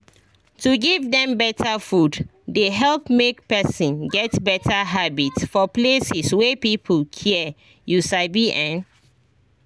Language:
Nigerian Pidgin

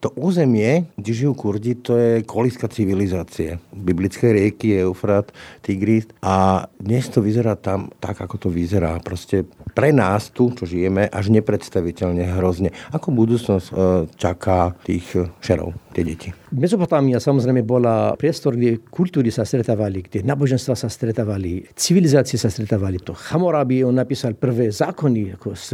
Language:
Slovak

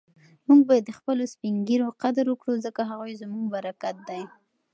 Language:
Pashto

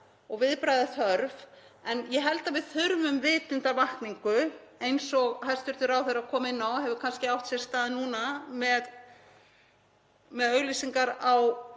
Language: Icelandic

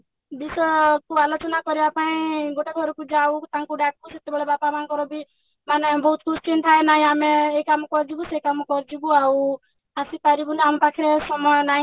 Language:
Odia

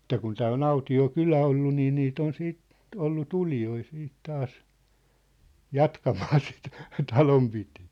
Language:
Finnish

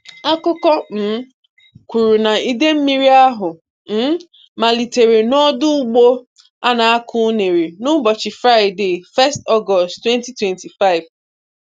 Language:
Igbo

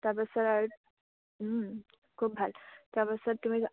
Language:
Assamese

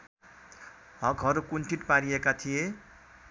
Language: Nepali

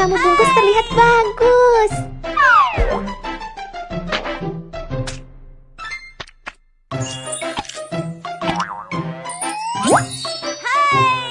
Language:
Indonesian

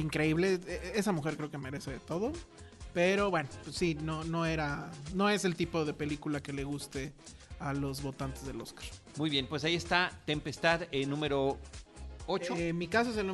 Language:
Spanish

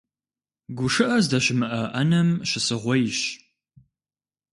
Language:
Kabardian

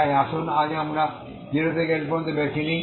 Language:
Bangla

